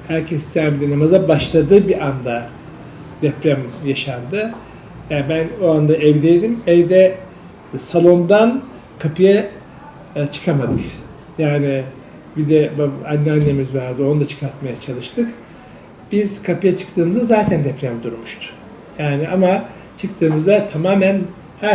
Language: Turkish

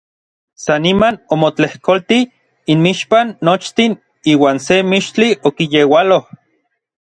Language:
Orizaba Nahuatl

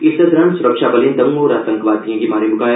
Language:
Dogri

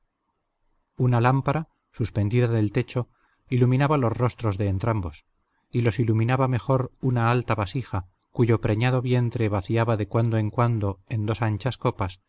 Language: Spanish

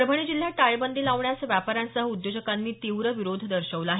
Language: Marathi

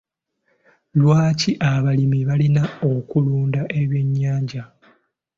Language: Ganda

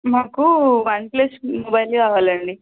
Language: Telugu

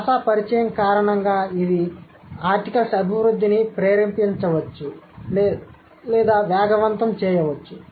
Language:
Telugu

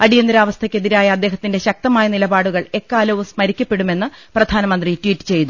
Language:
Malayalam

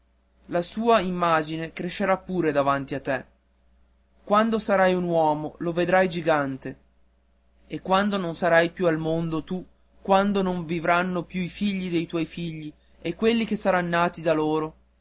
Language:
Italian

